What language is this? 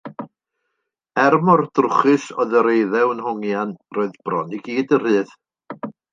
Welsh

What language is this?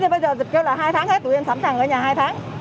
Vietnamese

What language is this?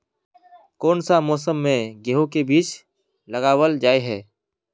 Magahi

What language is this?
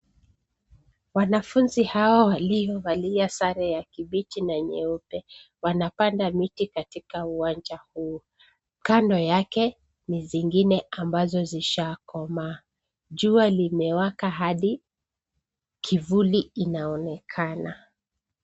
Swahili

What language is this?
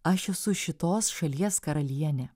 Lithuanian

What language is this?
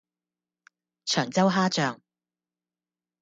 Cantonese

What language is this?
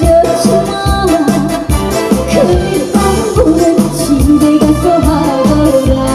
Korean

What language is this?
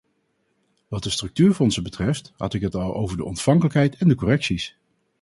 Dutch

